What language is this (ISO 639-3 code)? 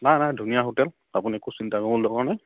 asm